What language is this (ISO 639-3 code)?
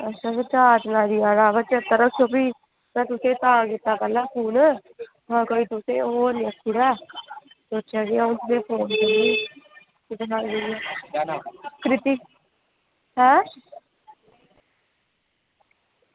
doi